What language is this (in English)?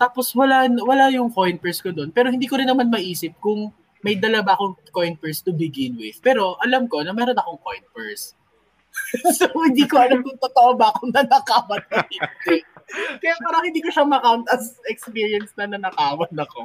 Filipino